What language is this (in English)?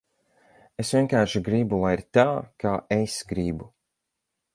Latvian